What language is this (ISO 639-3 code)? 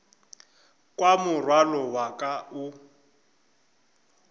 nso